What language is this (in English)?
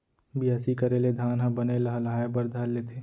Chhattisgarhi